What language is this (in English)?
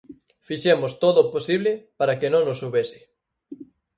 Galician